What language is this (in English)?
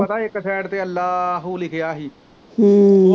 Punjabi